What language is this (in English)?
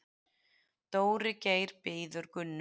Icelandic